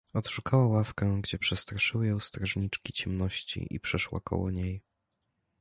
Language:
Polish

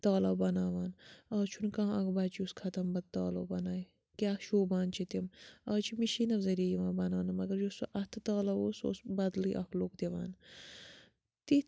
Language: Kashmiri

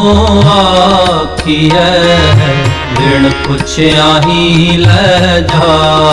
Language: Hindi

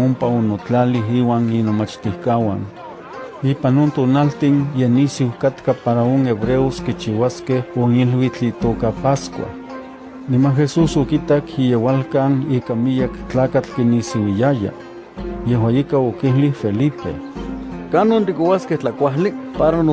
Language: Spanish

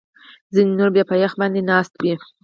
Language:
Pashto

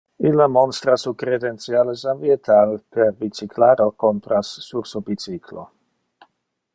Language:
Interlingua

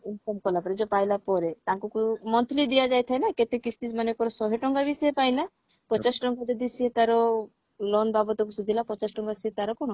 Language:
Odia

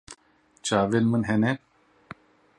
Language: Kurdish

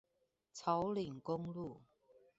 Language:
Chinese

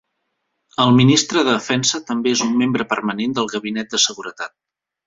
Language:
Catalan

